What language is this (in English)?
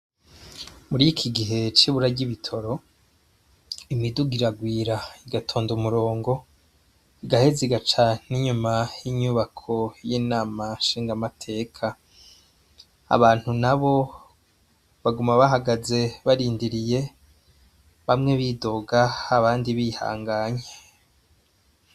Rundi